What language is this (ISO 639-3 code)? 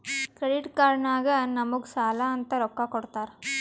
kan